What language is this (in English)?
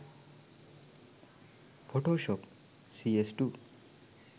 Sinhala